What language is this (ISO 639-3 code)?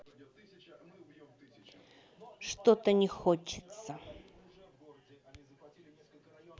rus